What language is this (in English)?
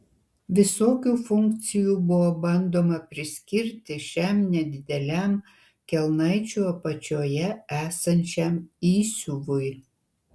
Lithuanian